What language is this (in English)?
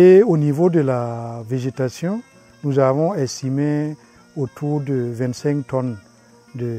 French